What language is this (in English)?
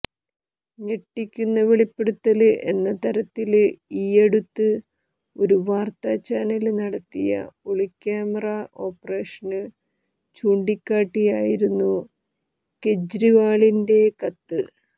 Malayalam